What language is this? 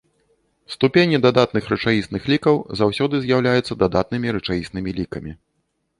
Belarusian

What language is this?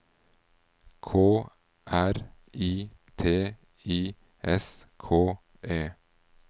Norwegian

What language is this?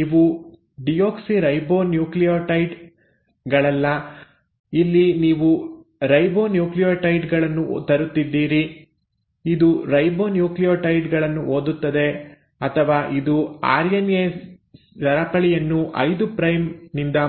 Kannada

